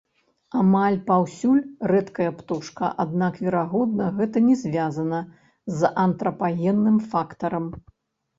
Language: Belarusian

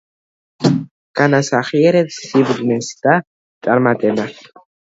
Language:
Georgian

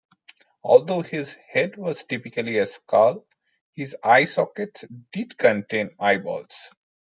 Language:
English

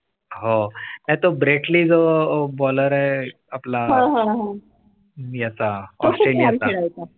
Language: Marathi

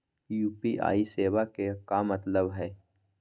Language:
Magahi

